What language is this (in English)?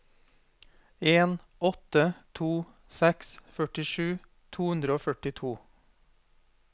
Norwegian